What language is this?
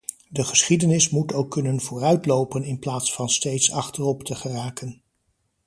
Dutch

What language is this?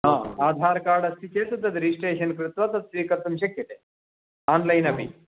Sanskrit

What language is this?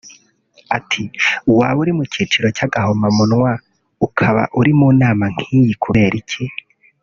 Kinyarwanda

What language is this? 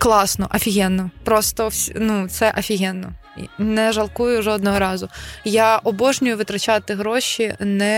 Ukrainian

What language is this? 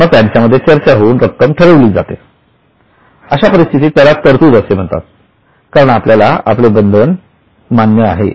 Marathi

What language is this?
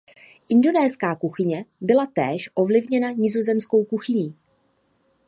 Czech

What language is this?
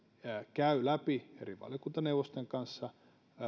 Finnish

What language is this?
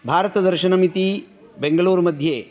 Sanskrit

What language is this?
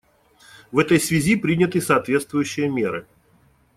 Russian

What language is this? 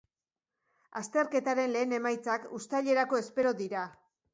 Basque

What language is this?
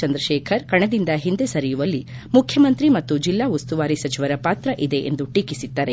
Kannada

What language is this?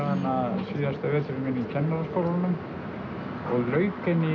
Icelandic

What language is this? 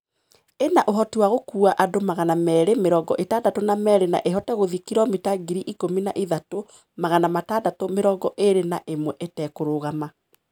Kikuyu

